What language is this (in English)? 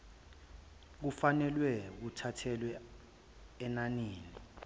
Zulu